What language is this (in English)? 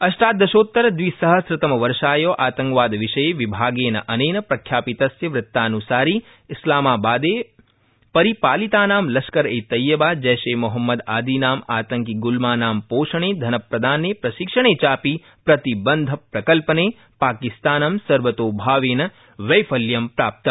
Sanskrit